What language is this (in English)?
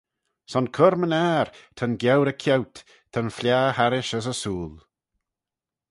Manx